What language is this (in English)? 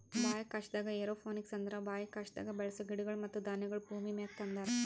Kannada